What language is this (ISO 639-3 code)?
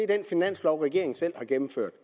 dan